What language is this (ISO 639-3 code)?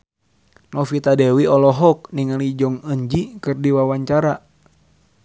sun